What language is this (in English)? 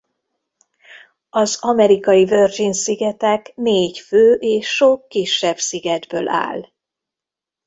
Hungarian